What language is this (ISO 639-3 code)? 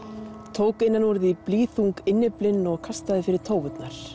isl